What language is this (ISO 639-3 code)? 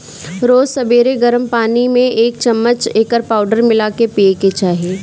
bho